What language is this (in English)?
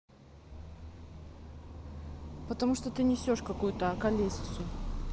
Russian